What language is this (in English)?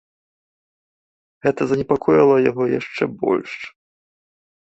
Belarusian